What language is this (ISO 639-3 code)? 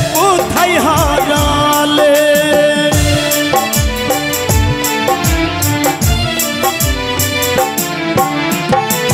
ara